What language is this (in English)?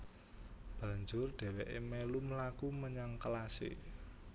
Javanese